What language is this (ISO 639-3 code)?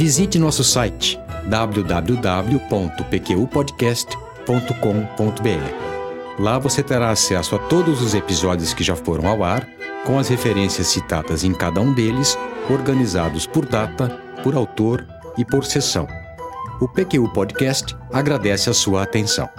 por